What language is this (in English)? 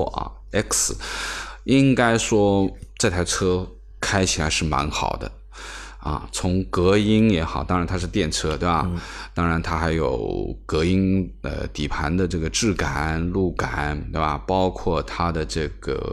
Chinese